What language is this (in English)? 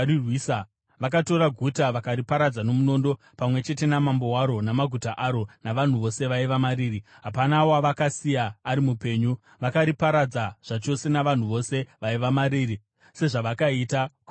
Shona